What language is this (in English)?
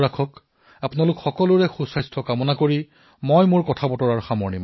Assamese